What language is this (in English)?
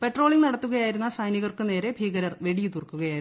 Malayalam